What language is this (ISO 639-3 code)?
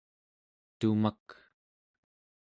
esu